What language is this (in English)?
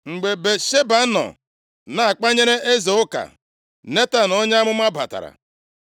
Igbo